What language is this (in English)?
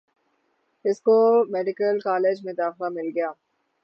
Urdu